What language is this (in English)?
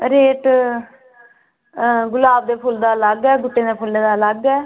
Dogri